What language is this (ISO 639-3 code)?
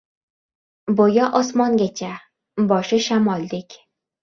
uzb